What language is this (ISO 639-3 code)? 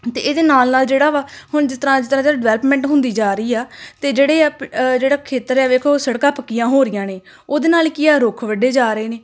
pan